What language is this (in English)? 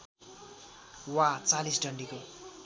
Nepali